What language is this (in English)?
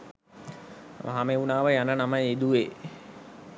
Sinhala